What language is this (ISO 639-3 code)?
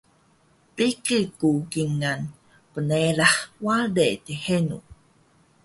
trv